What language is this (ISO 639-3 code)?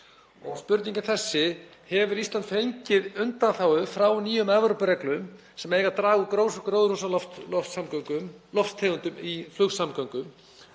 isl